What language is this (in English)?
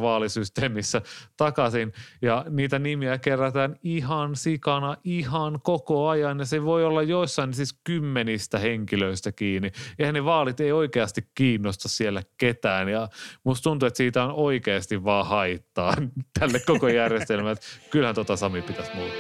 Finnish